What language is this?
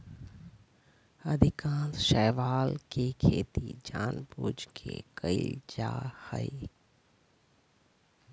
Magahi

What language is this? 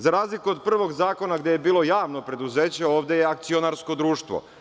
Serbian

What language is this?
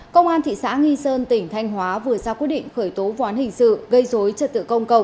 Vietnamese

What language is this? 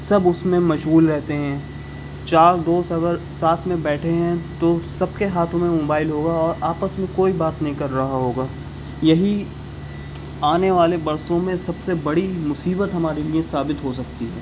Urdu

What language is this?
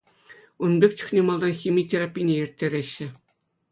Chuvash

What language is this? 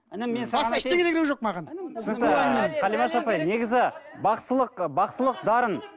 Kazakh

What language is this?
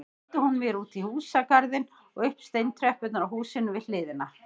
Icelandic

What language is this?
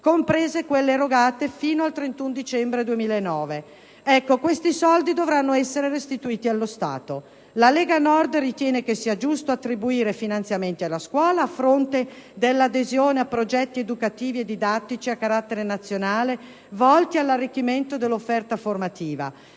Italian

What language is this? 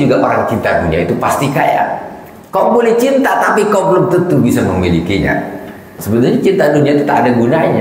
Indonesian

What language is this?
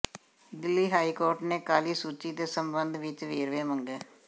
Punjabi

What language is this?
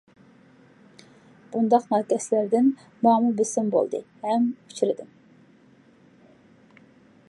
Uyghur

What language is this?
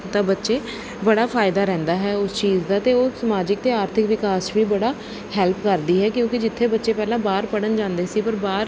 Punjabi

